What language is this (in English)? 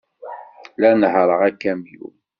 Kabyle